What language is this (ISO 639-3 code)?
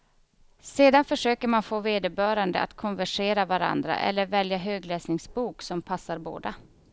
swe